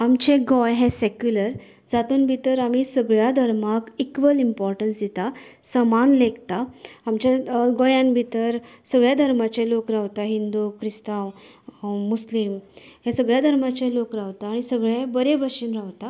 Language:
Konkani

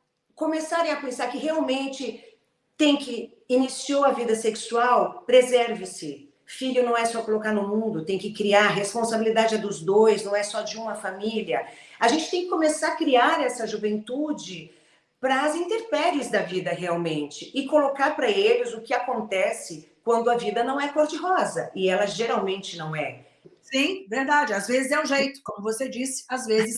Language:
Portuguese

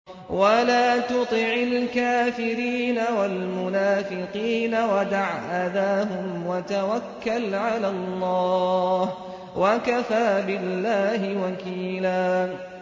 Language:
Arabic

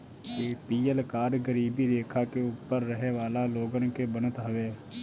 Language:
Bhojpuri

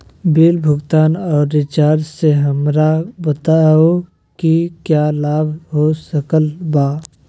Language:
Magahi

